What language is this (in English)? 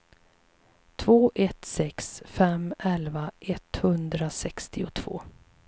Swedish